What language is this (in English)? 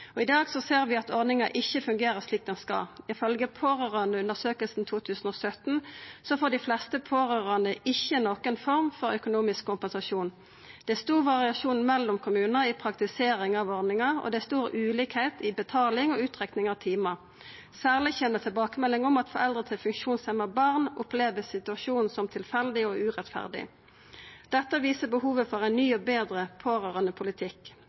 Norwegian Nynorsk